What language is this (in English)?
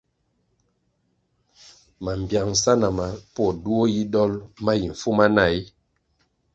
Kwasio